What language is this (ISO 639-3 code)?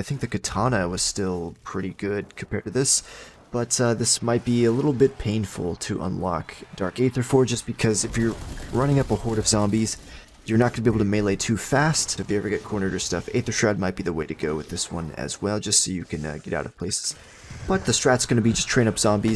eng